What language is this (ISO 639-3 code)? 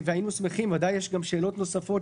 heb